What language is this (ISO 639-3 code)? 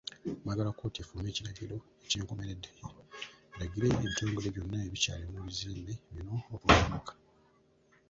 lug